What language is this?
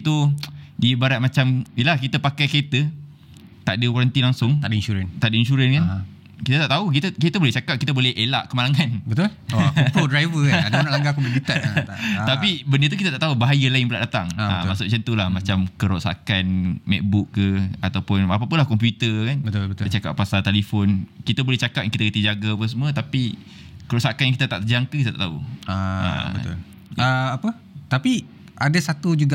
Malay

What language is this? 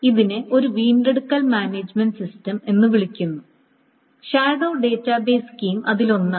Malayalam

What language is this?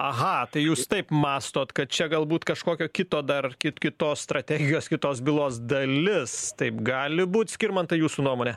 Lithuanian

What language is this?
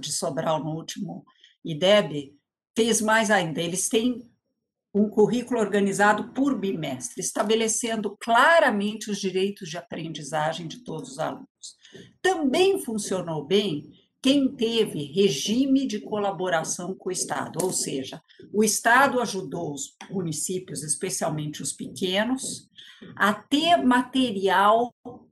Portuguese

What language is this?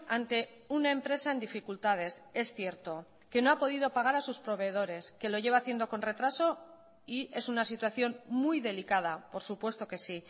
Spanish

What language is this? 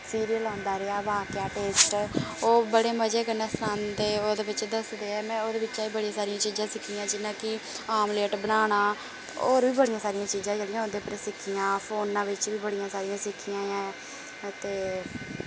Dogri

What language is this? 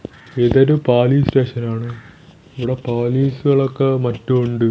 Malayalam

